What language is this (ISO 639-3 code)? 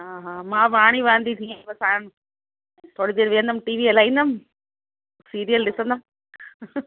snd